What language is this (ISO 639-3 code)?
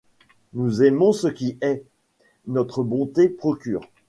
fra